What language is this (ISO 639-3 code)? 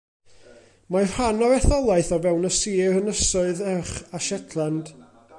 cym